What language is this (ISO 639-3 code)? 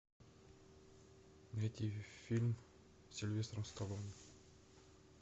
rus